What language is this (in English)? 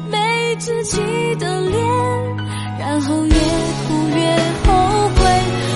Chinese